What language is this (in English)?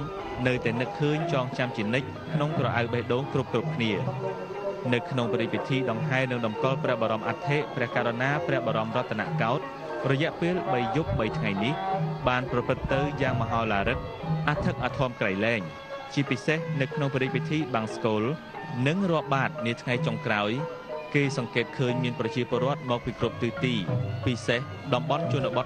Thai